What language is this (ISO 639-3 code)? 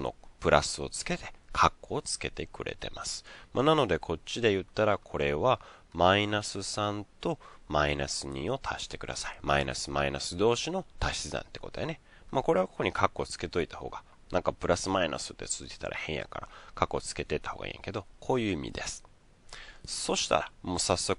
jpn